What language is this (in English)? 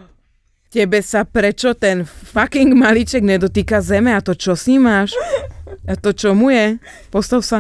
Slovak